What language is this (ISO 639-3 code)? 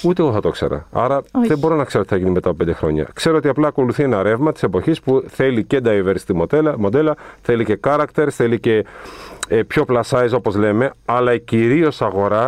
ell